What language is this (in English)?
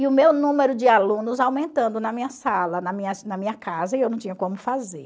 Portuguese